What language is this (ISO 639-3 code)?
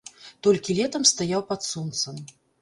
bel